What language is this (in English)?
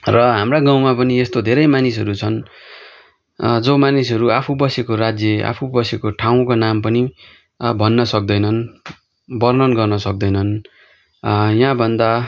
Nepali